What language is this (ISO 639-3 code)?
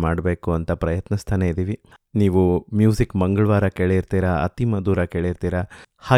kan